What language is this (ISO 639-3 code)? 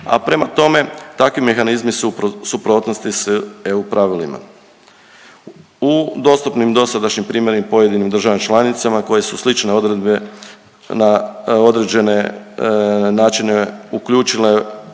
hrv